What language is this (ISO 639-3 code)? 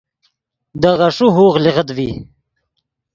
ydg